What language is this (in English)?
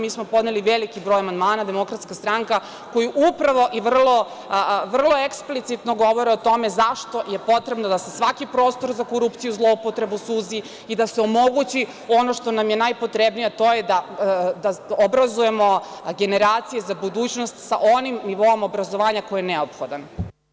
Serbian